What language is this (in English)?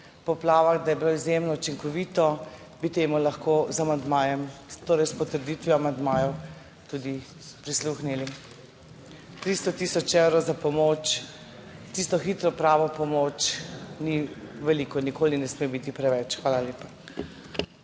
Slovenian